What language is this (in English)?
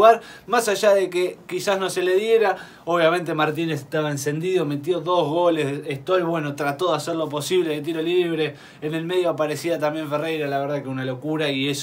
Spanish